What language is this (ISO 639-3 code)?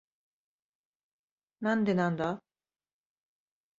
jpn